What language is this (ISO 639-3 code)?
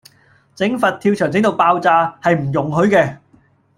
yue